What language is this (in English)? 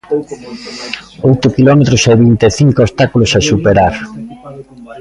Galician